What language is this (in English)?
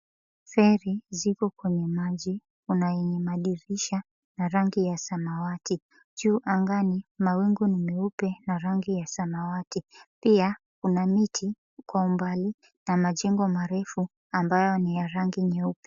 Swahili